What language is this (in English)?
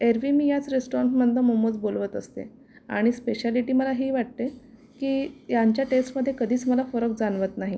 Marathi